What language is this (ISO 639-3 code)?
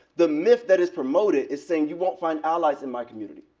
eng